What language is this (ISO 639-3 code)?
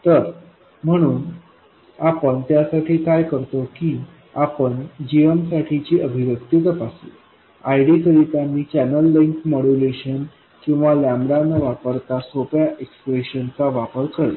mar